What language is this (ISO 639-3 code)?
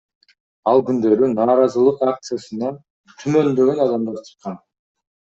kir